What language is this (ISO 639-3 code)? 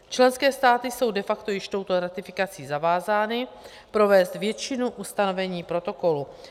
ces